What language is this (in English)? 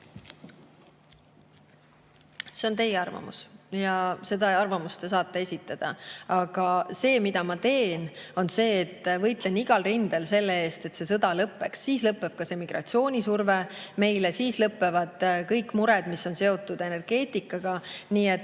Estonian